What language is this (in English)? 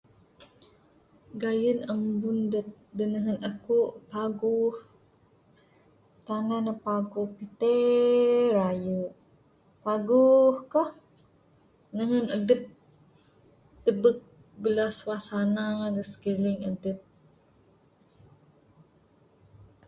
Bukar-Sadung Bidayuh